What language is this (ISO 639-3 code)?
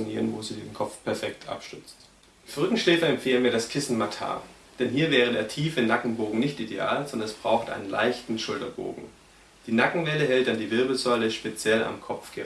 deu